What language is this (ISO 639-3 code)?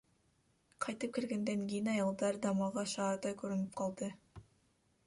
kir